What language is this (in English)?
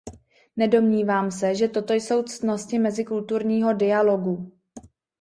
Czech